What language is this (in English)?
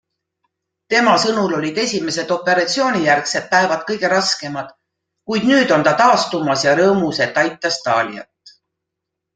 Estonian